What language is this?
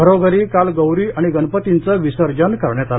Marathi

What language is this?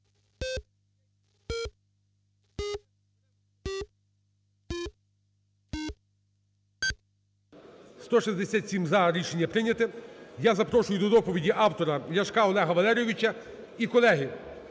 Ukrainian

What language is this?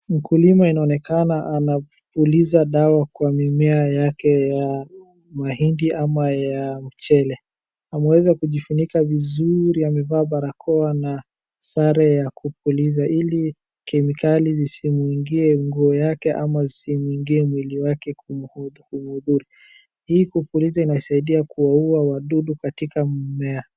Swahili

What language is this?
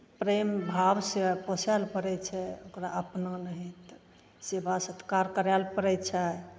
Maithili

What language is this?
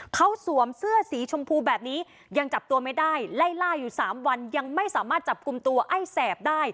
Thai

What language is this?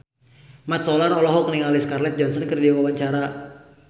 Sundanese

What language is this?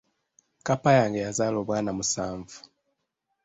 Ganda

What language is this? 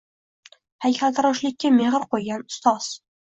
Uzbek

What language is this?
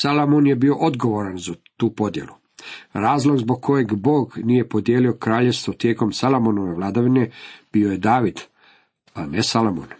Croatian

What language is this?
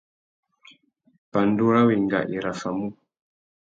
Tuki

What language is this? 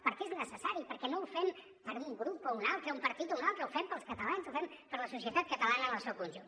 Catalan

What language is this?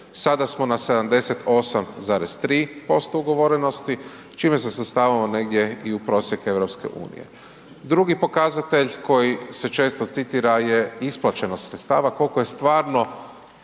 Croatian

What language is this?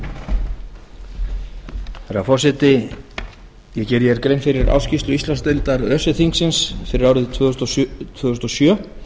Icelandic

